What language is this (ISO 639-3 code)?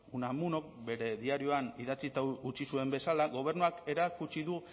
eus